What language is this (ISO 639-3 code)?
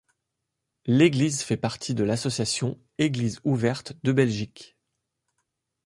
fra